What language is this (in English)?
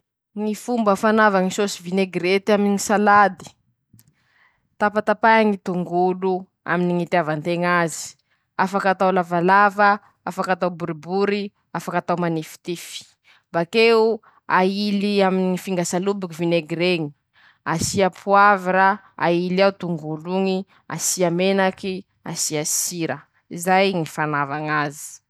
Masikoro Malagasy